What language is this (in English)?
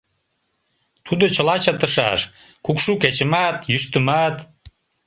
Mari